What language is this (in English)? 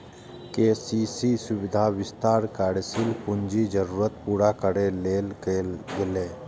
Maithili